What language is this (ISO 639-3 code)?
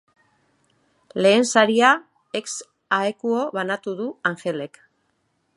eus